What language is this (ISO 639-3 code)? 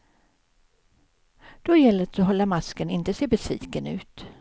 swe